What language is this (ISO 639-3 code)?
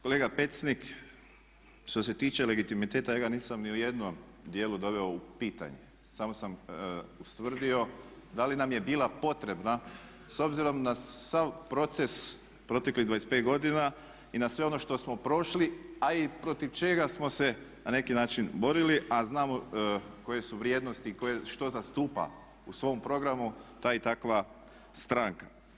hrv